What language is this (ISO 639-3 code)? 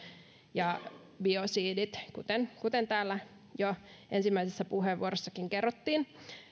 fin